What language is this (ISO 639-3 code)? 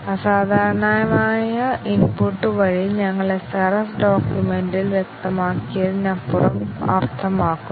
mal